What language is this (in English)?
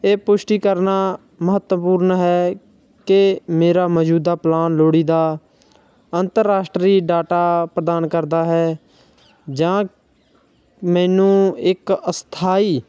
Punjabi